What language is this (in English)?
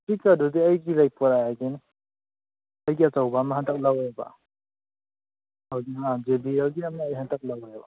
Manipuri